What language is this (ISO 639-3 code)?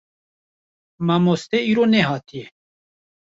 kur